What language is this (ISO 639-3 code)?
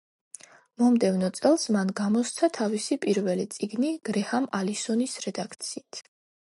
kat